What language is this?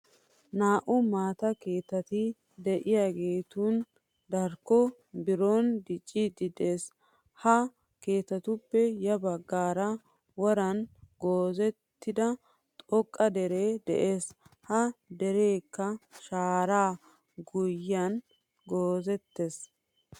Wolaytta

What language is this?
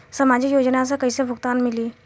Bhojpuri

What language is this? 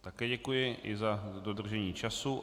Czech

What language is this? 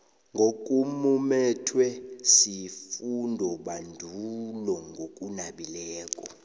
South Ndebele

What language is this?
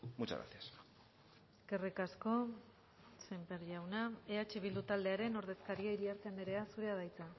Basque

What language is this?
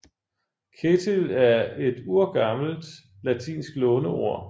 Danish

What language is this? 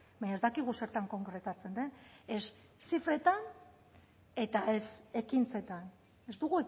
Basque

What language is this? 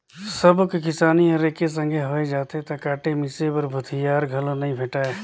Chhattisgarhi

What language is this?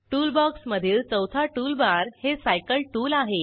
Marathi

